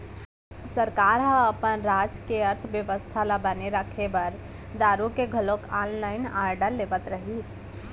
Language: Chhattisgarhi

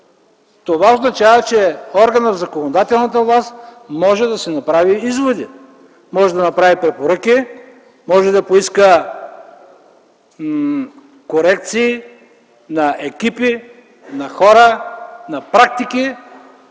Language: Bulgarian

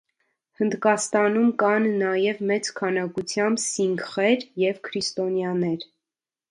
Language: Armenian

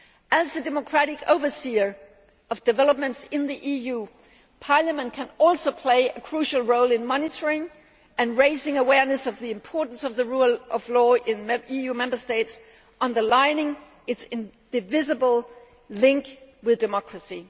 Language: English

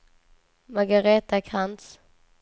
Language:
Swedish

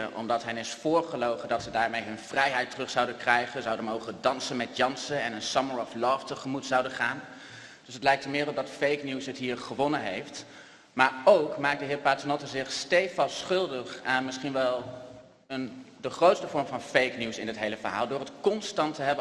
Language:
Dutch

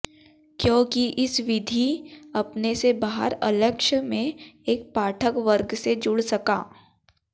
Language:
Hindi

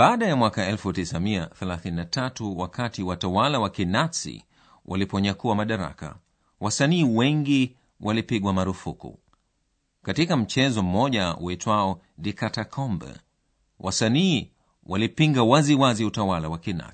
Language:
Swahili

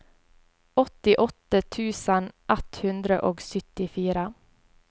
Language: Norwegian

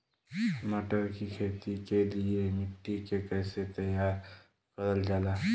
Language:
Bhojpuri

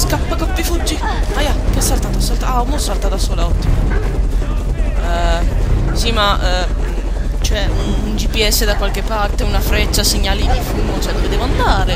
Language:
Italian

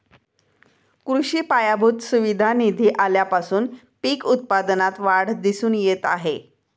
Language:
Marathi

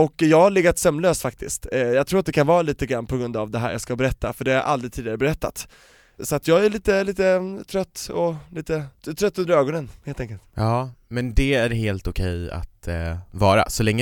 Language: Swedish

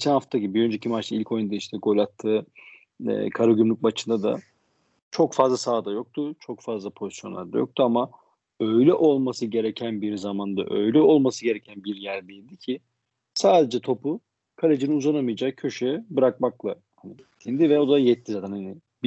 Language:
Turkish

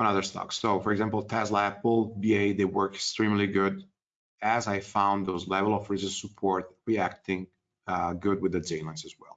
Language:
English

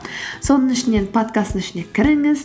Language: Kazakh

